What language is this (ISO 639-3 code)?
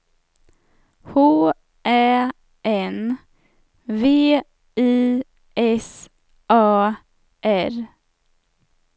swe